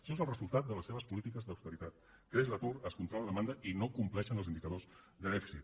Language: Catalan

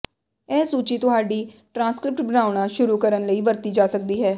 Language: Punjabi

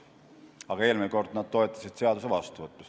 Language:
Estonian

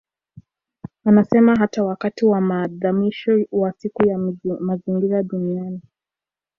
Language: Swahili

